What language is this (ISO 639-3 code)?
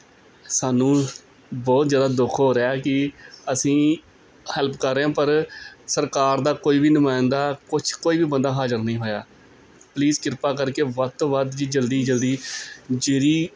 pan